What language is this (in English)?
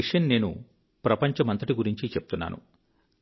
Telugu